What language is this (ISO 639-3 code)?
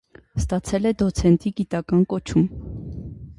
hye